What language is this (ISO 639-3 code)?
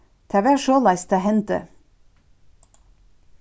fao